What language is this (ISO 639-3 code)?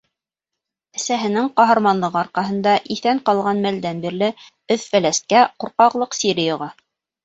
bak